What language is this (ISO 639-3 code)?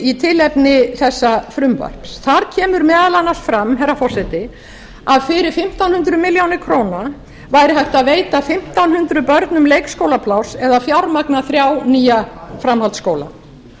isl